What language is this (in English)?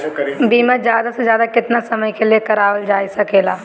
Bhojpuri